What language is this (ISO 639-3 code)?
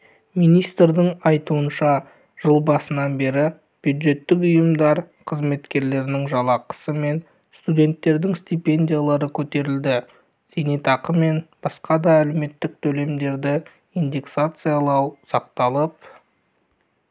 kaz